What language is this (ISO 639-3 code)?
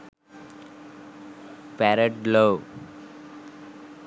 sin